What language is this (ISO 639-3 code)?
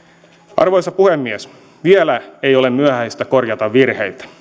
fin